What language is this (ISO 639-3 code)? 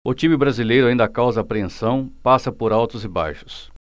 por